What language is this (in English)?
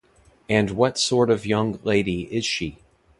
English